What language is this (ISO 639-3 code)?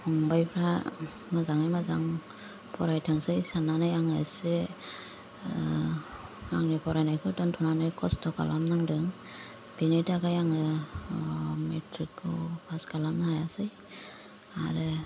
brx